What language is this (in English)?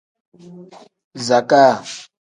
Tem